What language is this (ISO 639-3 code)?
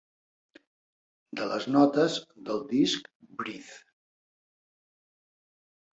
cat